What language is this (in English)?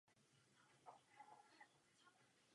Czech